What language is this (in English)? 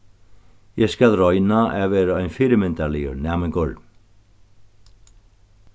Faroese